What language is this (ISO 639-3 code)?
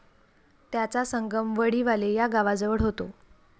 mar